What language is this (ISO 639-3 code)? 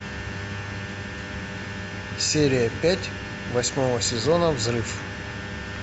rus